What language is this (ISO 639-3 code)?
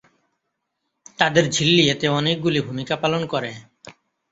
ben